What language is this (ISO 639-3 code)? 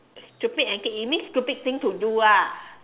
eng